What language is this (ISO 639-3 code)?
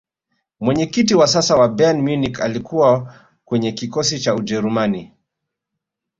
swa